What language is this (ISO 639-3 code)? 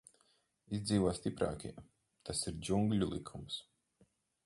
lav